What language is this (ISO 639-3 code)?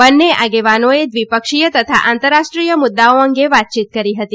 guj